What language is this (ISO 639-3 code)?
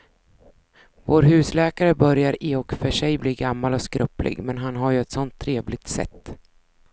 swe